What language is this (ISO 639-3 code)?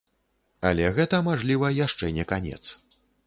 bel